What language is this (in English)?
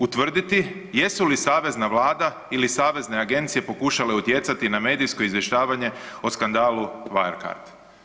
Croatian